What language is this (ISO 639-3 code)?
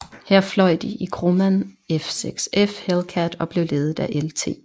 dan